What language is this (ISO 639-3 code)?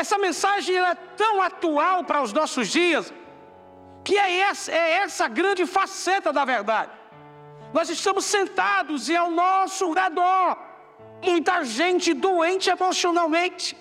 por